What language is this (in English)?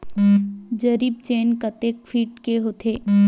Chhattisgarhi